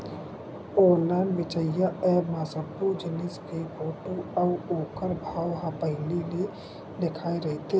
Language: Chhattisgarhi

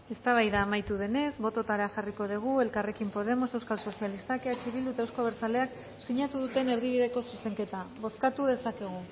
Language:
Basque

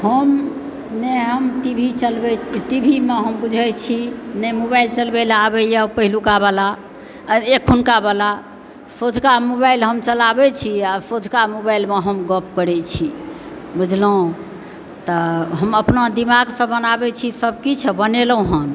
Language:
Maithili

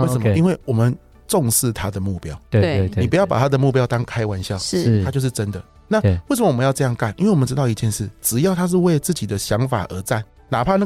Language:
Chinese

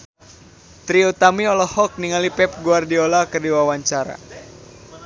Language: Sundanese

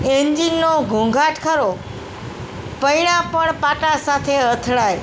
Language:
Gujarati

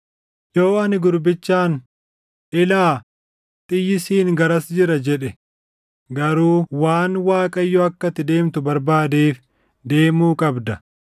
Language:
Oromo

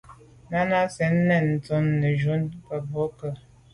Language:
Medumba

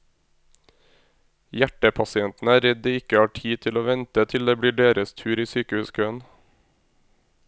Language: Norwegian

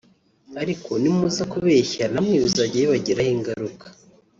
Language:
Kinyarwanda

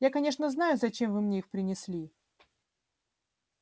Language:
Russian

